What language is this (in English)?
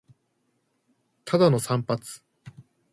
Japanese